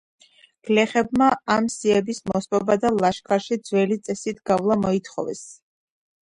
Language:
Georgian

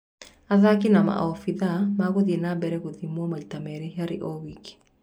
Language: Kikuyu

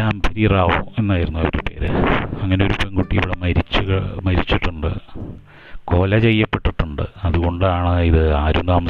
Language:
Malayalam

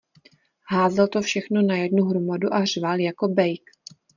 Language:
Czech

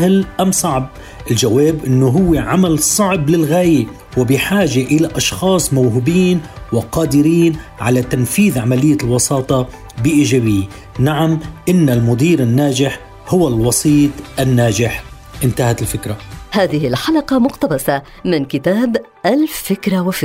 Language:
Arabic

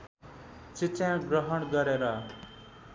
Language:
Nepali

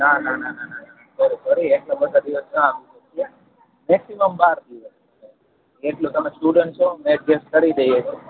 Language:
Gujarati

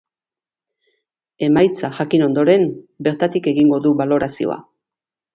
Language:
Basque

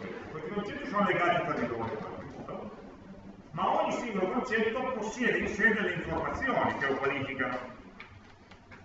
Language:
Italian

